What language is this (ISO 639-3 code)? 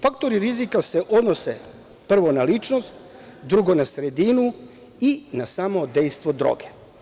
srp